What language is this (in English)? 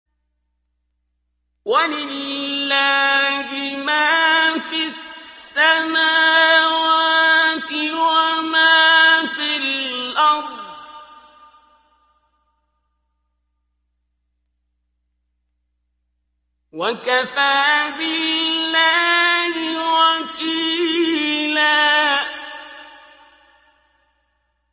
Arabic